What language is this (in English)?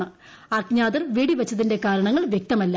Malayalam